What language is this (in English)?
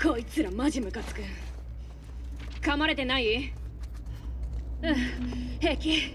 Japanese